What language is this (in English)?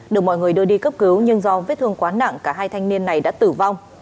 Vietnamese